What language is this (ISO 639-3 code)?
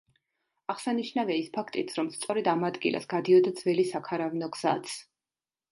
kat